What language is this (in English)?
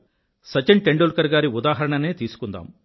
Telugu